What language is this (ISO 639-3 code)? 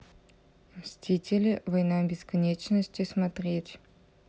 rus